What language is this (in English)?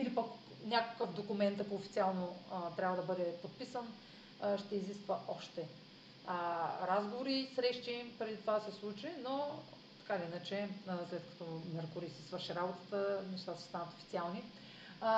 Bulgarian